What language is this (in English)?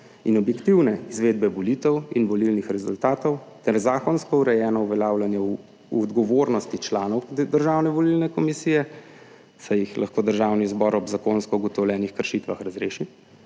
Slovenian